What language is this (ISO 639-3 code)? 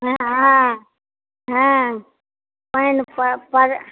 mai